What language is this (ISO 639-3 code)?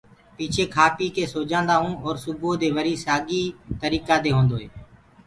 ggg